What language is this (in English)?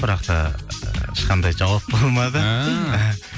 Kazakh